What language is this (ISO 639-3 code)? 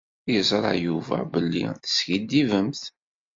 kab